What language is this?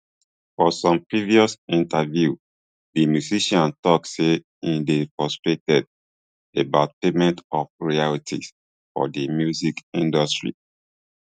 Nigerian Pidgin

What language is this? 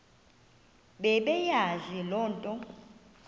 Xhosa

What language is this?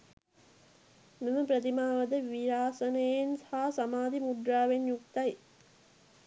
Sinhala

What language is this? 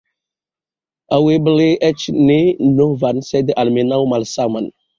Esperanto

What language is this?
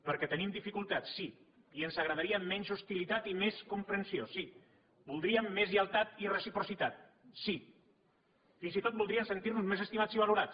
Catalan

